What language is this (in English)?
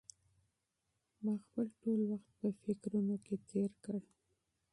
Pashto